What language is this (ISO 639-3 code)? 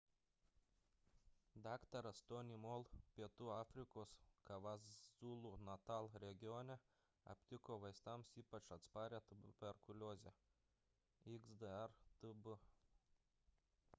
lit